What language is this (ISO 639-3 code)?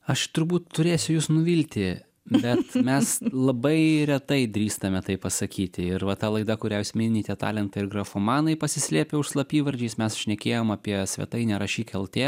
lit